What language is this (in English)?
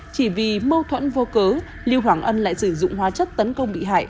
Vietnamese